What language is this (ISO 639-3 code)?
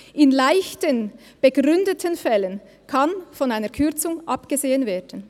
gsw